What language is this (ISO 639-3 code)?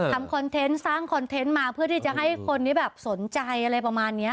tha